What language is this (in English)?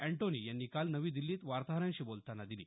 Marathi